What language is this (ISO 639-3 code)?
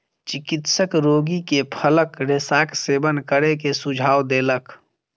mai